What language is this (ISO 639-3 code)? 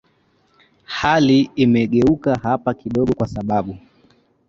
swa